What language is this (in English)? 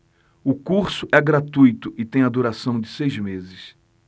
Portuguese